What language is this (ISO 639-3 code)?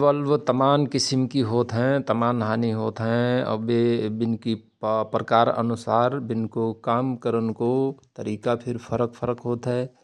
thr